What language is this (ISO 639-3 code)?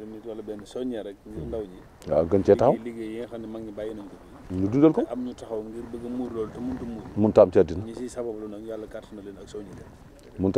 ara